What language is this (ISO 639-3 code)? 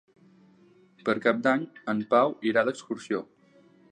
cat